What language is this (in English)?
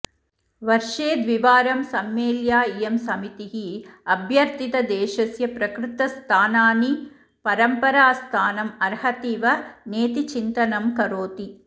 Sanskrit